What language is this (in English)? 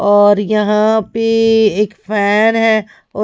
Hindi